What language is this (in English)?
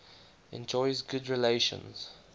English